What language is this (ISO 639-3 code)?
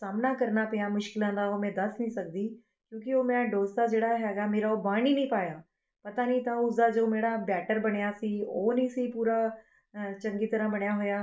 pan